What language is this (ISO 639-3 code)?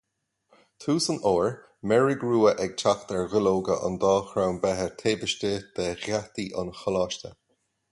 gle